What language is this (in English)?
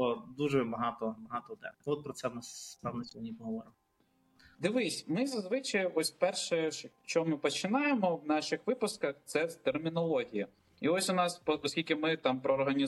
Ukrainian